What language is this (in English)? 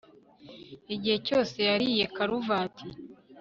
Kinyarwanda